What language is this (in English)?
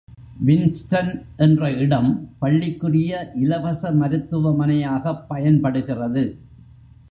Tamil